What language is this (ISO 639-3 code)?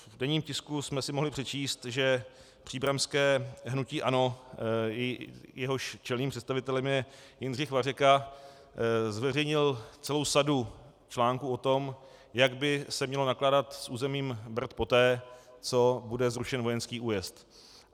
ces